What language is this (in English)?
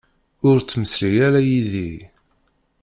Kabyle